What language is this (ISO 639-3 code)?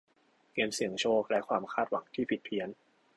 tha